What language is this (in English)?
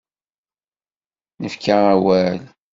Kabyle